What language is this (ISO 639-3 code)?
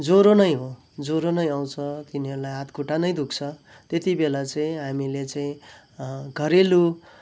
nep